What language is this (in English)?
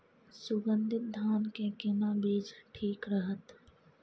Maithili